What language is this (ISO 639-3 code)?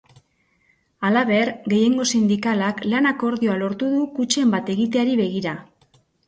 eus